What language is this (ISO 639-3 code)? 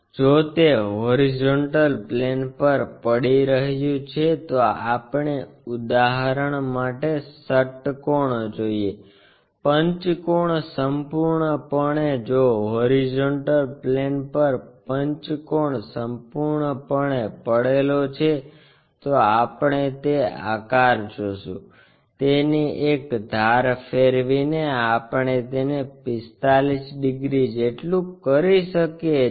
guj